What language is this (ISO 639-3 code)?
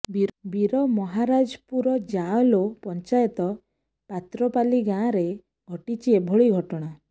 ori